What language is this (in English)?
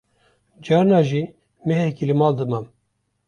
Kurdish